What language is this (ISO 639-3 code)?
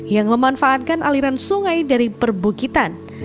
ind